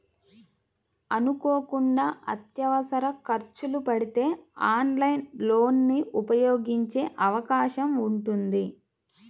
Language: Telugu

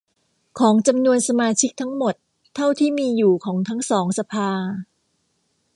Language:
Thai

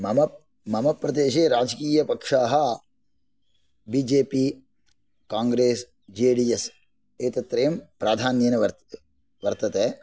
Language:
Sanskrit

